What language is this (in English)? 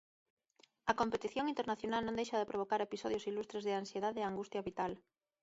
Galician